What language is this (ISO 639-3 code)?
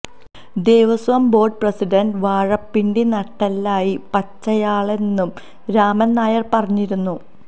mal